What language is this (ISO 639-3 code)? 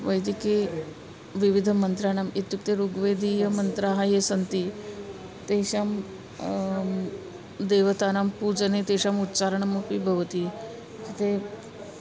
san